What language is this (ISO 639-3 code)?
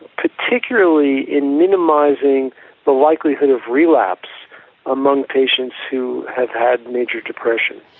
eng